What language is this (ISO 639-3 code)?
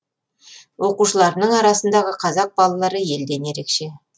kaz